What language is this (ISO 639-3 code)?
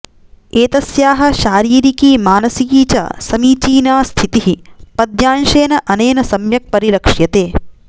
san